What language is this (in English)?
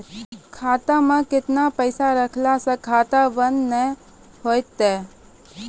Maithili